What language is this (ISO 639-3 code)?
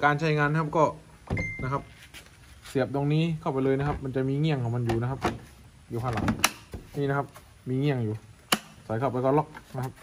tha